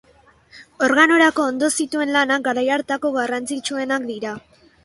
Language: Basque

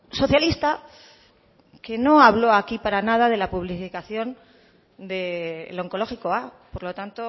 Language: Spanish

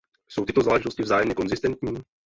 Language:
Czech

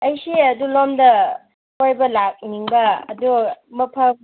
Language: Manipuri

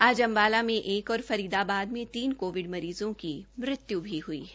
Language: Hindi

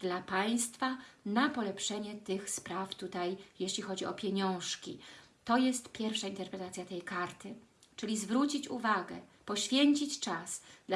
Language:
Polish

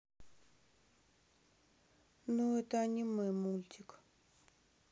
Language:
Russian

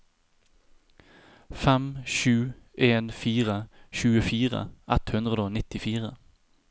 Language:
Norwegian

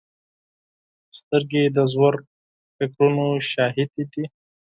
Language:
Pashto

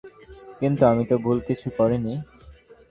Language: Bangla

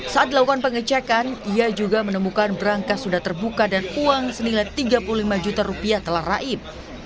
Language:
Indonesian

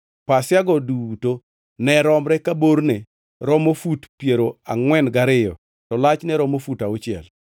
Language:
Luo (Kenya and Tanzania)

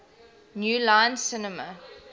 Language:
English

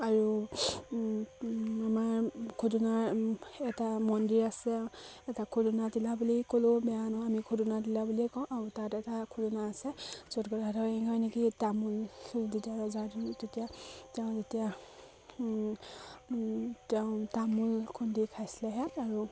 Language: Assamese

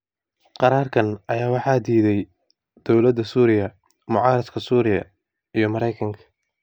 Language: Somali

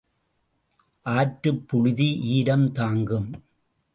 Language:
Tamil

